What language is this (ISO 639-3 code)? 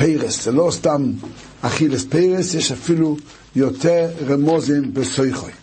heb